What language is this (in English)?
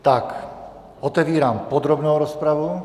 Czech